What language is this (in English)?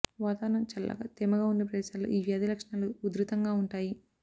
Telugu